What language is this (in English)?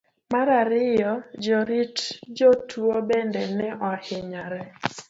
Luo (Kenya and Tanzania)